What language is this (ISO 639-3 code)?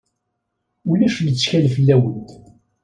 kab